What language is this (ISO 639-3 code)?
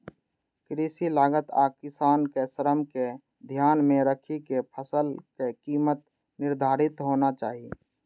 mai